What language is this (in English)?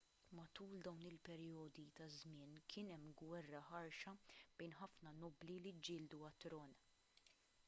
Maltese